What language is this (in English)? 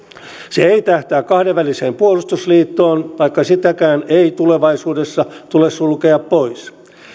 Finnish